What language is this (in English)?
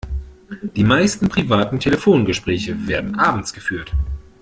German